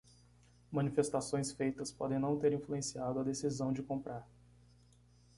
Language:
Portuguese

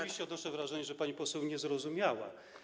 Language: Polish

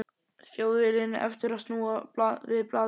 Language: Icelandic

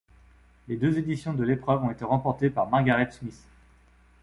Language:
French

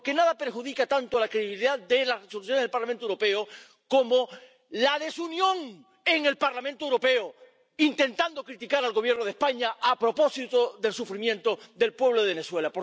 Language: Spanish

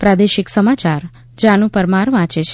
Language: Gujarati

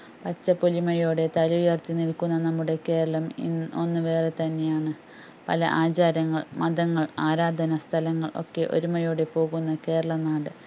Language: Malayalam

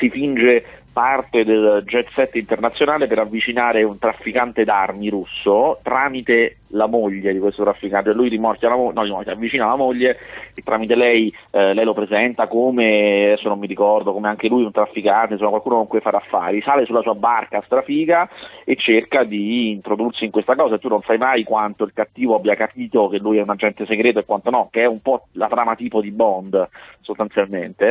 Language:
Italian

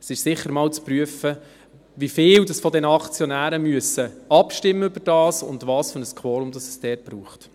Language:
Swiss German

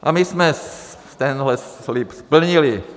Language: Czech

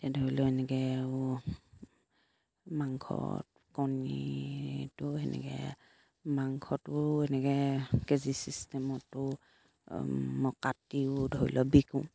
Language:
Assamese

